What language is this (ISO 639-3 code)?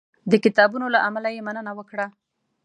pus